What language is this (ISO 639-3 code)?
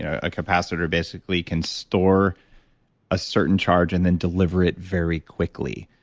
eng